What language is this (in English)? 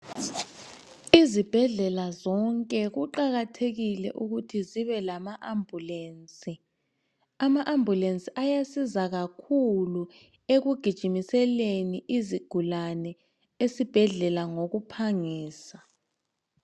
North Ndebele